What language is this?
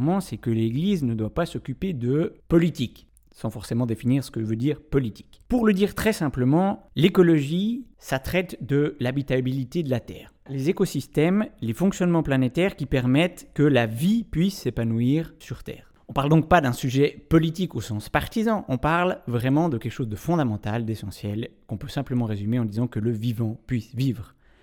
French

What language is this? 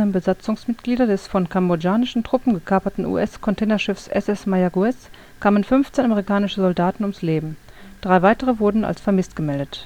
German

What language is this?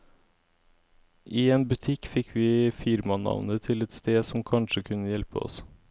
Norwegian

